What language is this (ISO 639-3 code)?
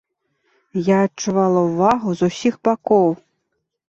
bel